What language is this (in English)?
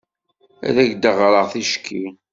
Kabyle